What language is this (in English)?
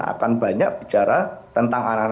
Indonesian